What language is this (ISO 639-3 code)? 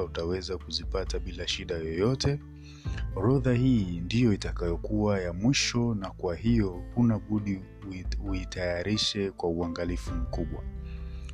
swa